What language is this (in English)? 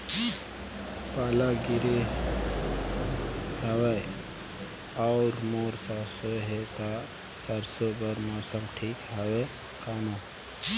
Chhattisgarhi